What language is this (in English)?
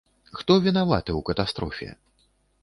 Belarusian